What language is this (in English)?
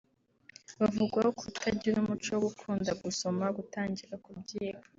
Kinyarwanda